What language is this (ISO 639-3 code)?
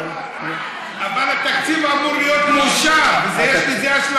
heb